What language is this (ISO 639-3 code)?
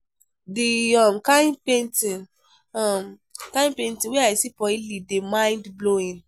pcm